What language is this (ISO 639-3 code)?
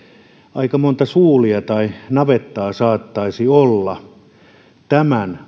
fin